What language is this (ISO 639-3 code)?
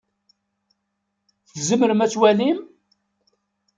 kab